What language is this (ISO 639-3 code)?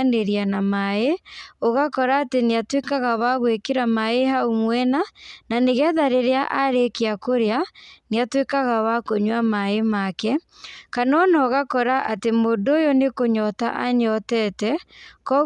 kik